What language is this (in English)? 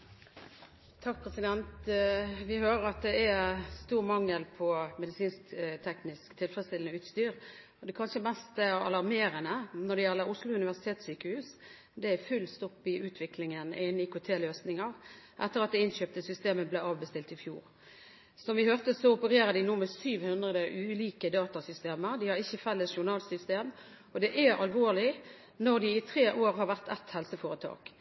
Norwegian Bokmål